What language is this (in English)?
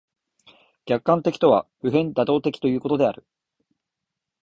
Japanese